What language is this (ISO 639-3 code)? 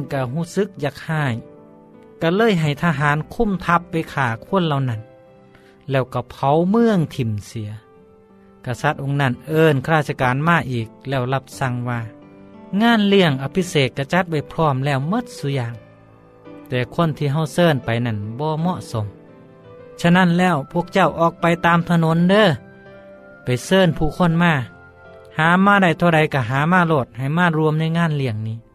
tha